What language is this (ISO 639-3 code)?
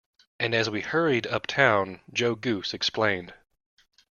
eng